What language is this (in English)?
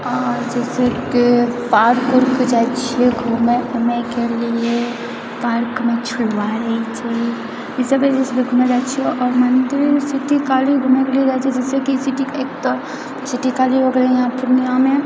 Maithili